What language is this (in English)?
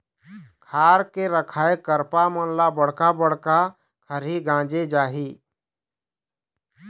Chhattisgarhi